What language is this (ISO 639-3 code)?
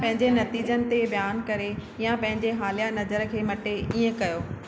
snd